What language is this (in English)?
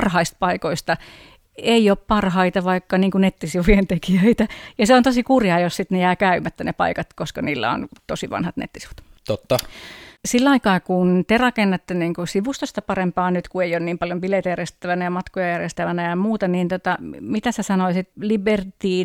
Finnish